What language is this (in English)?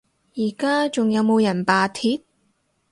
Cantonese